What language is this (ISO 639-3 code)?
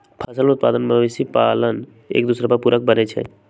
mag